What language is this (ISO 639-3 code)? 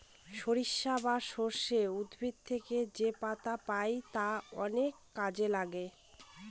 ben